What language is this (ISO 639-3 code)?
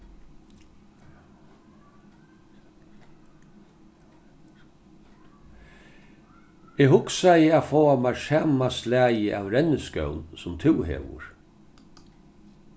fao